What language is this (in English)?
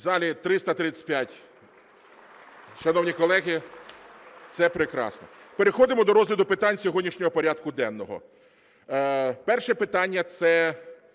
Ukrainian